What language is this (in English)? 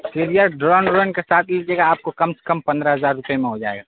Urdu